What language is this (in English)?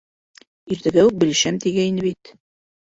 Bashkir